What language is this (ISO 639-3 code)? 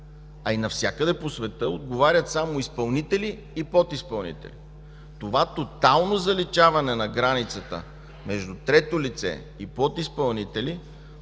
bul